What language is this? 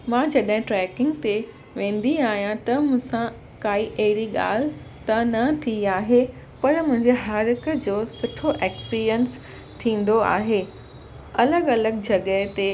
Sindhi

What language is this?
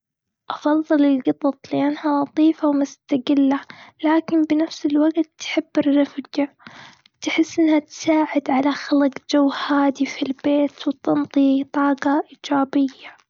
Gulf Arabic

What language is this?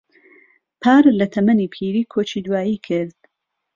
Central Kurdish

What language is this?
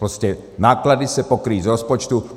Czech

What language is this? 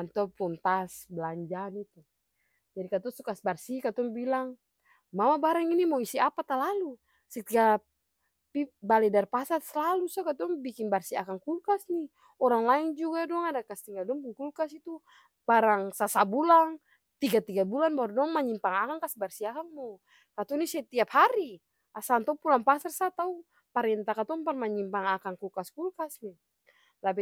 Ambonese Malay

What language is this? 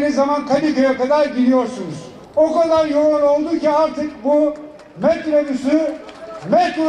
Turkish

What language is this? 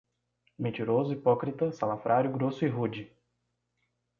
Portuguese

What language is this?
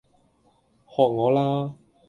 Cantonese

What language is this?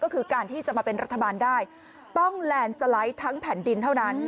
Thai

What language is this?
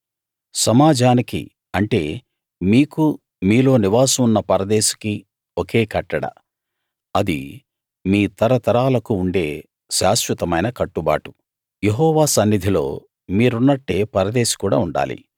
Telugu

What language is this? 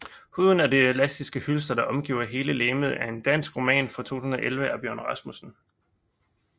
Danish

